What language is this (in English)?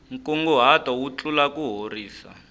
Tsonga